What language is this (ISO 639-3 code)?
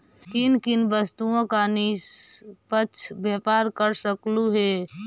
mag